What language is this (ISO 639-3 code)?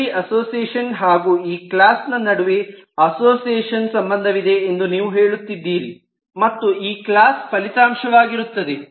kan